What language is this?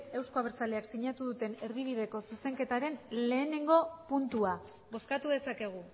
Basque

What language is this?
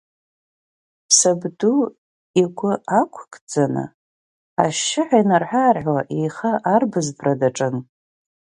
Abkhazian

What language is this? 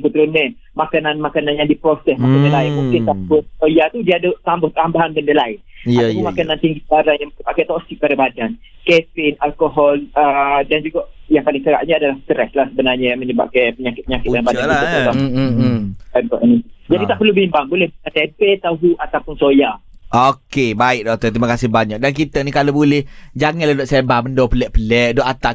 Malay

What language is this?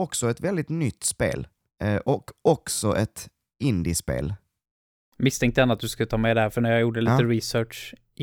Swedish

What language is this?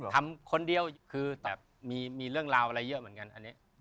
Thai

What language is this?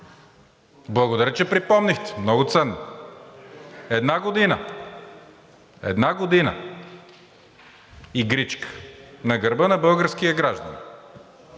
Bulgarian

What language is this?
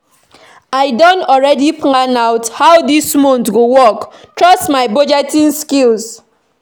Nigerian Pidgin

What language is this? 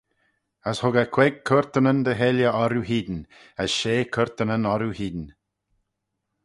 Manx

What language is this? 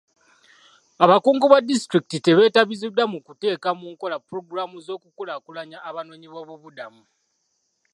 Ganda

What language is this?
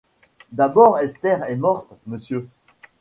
French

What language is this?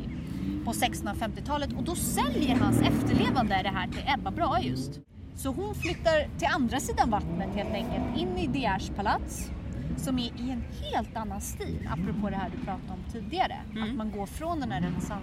Swedish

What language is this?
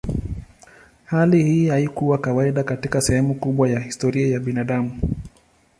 Swahili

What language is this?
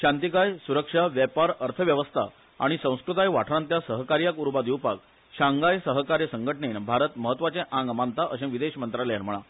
Konkani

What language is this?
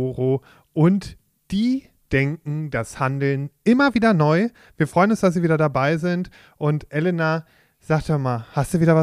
German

